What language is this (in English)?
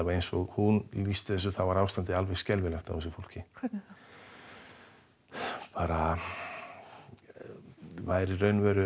Icelandic